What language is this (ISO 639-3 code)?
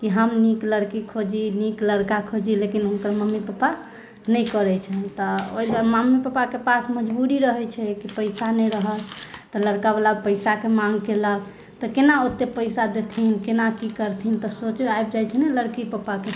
mai